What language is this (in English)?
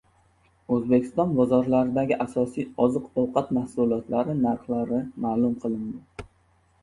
Uzbek